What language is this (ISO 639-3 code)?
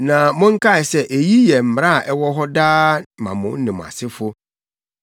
aka